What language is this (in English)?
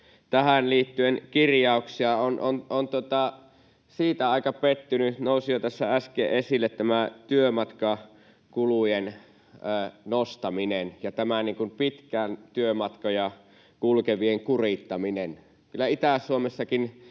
Finnish